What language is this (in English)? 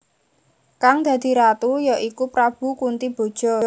Javanese